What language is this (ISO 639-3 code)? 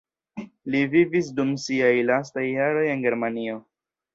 epo